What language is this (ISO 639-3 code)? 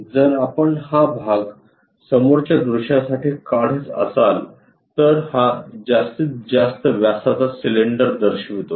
mar